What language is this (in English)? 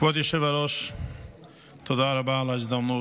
Hebrew